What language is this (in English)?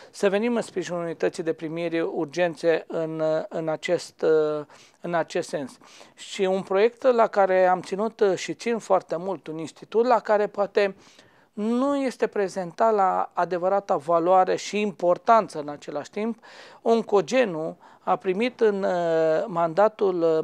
Romanian